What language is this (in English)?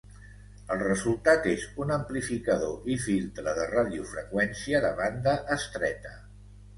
Catalan